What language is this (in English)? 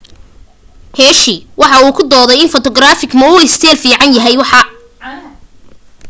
Somali